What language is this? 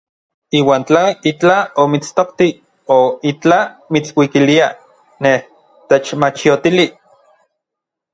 Orizaba Nahuatl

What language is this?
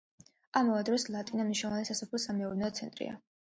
Georgian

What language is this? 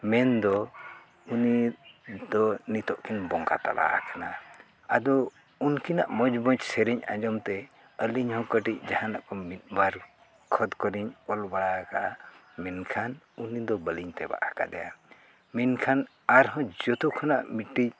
Santali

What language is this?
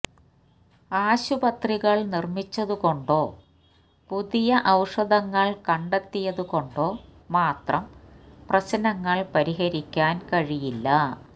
Malayalam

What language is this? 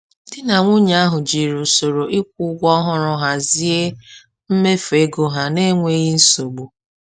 Igbo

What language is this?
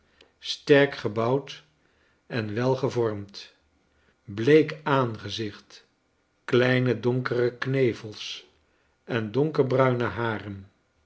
Dutch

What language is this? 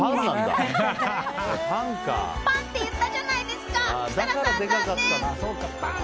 Japanese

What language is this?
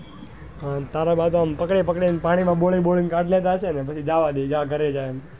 Gujarati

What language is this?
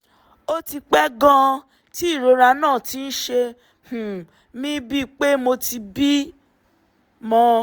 Yoruba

